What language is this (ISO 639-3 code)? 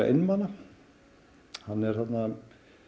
isl